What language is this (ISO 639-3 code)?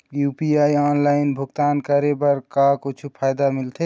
hne